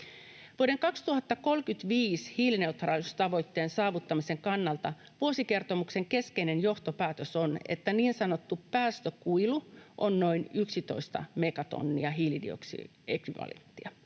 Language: Finnish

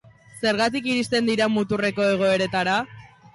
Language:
Basque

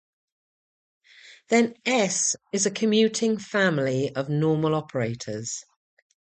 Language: English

